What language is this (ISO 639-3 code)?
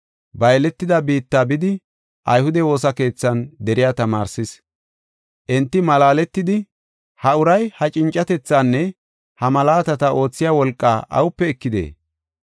gof